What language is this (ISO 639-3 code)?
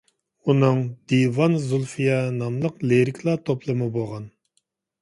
uig